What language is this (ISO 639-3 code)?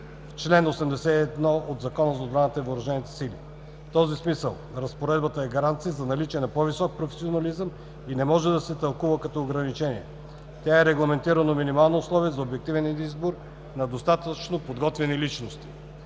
bul